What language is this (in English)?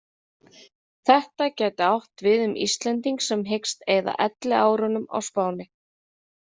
Icelandic